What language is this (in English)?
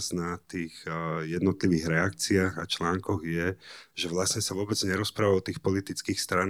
Slovak